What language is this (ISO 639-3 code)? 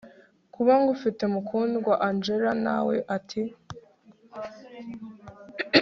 kin